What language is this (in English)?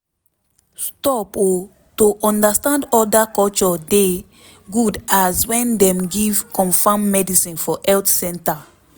Nigerian Pidgin